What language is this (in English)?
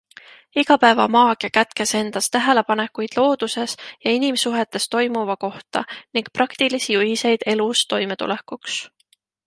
Estonian